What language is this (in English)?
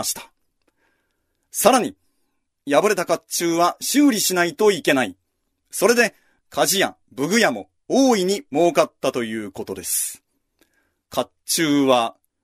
Japanese